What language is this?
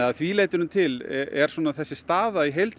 Icelandic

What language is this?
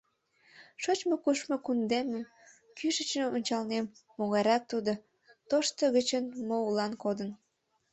Mari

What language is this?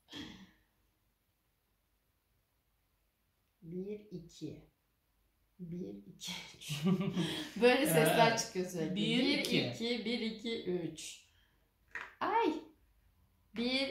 Turkish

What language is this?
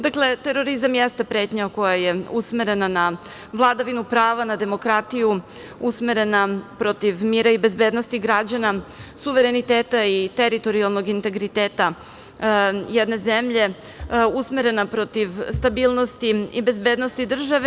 Serbian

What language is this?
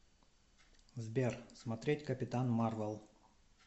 Russian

